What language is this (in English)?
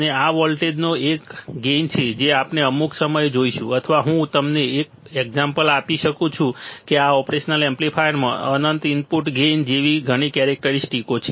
Gujarati